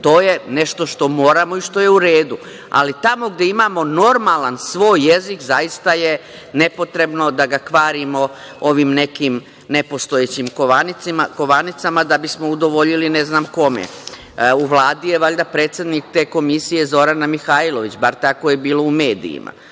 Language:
Serbian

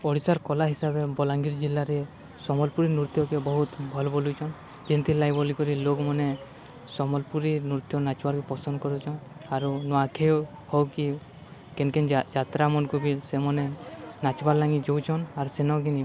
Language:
Odia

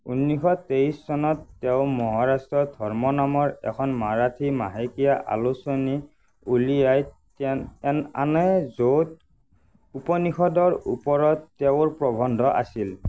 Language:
Assamese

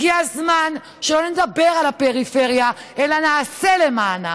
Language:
Hebrew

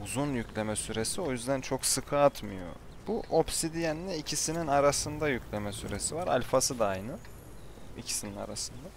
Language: Turkish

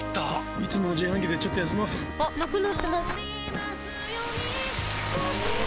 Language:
Japanese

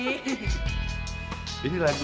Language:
Indonesian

